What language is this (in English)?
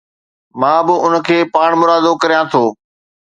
Sindhi